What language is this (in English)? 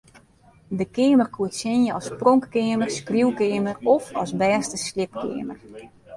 Western Frisian